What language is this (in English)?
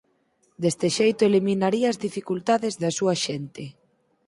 Galician